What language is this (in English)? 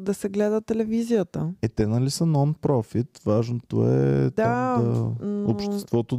Bulgarian